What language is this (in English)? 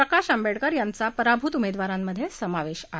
Marathi